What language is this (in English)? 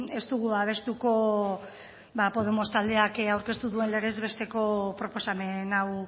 Basque